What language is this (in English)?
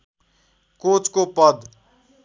Nepali